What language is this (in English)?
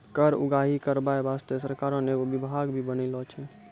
Maithili